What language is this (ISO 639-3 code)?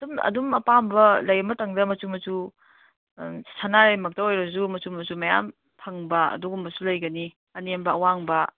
mni